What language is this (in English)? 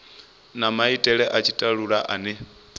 Venda